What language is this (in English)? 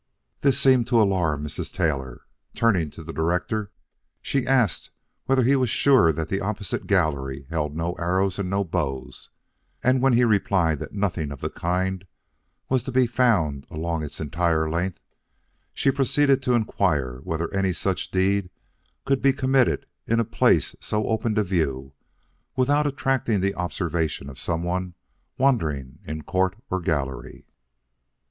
English